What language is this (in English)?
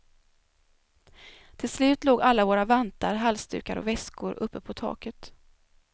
Swedish